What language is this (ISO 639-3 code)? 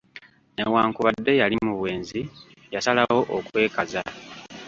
lug